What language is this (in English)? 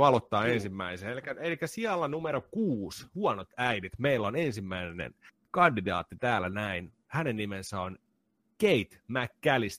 Finnish